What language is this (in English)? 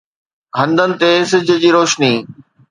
Sindhi